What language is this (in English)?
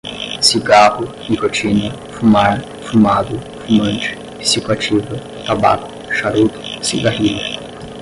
Portuguese